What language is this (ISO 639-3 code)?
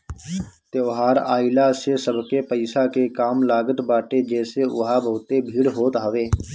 bho